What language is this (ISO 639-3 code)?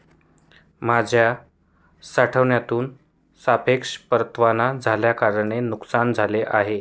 mar